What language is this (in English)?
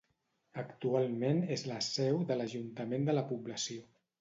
Catalan